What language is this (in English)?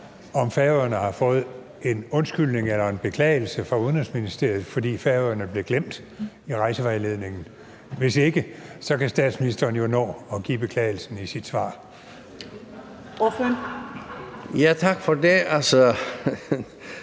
Danish